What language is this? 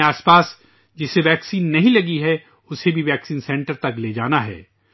Urdu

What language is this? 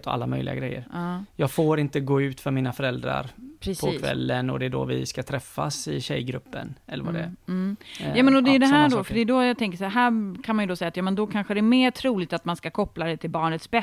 Swedish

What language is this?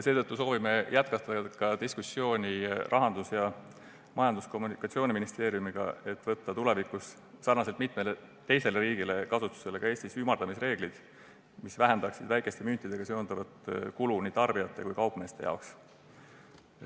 Estonian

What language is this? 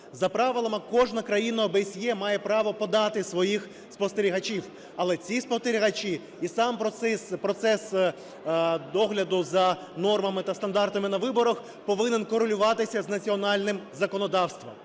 Ukrainian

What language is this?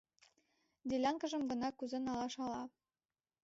Mari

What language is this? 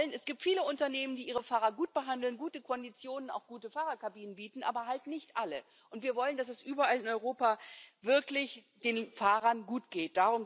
German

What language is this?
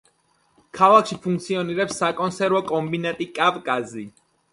Georgian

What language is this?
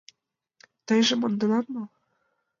Mari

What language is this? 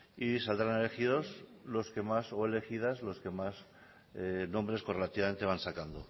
Spanish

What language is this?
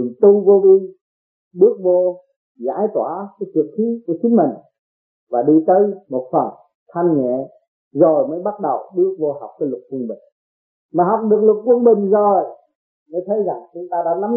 Vietnamese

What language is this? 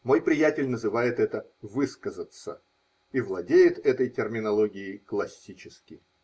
Russian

